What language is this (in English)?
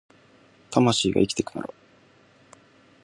Japanese